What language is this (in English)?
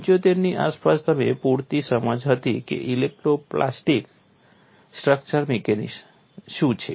Gujarati